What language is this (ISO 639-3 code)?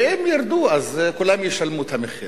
heb